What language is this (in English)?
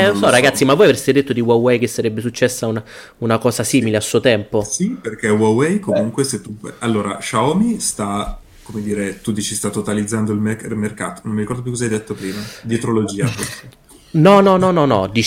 Italian